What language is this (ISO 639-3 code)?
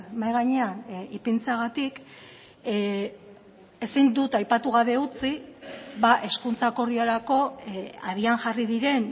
eus